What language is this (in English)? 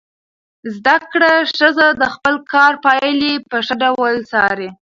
Pashto